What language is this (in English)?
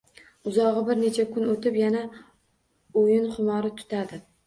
Uzbek